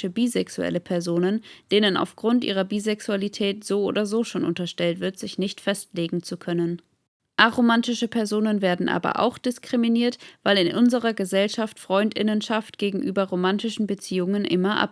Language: German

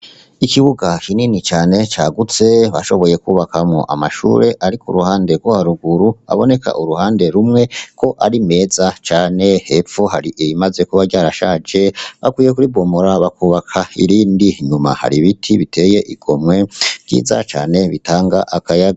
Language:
Rundi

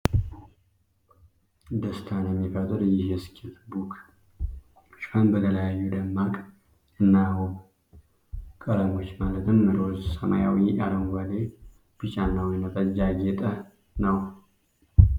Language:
Amharic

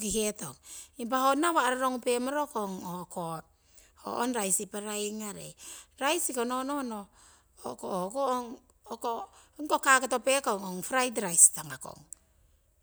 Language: Siwai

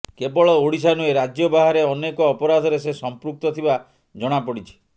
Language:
Odia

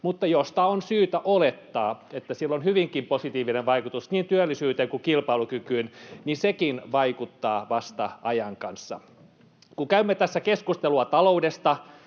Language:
Finnish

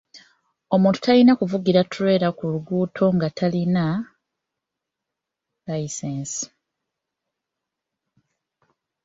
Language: Ganda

